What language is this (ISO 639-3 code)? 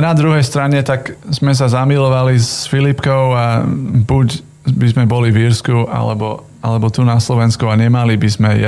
slk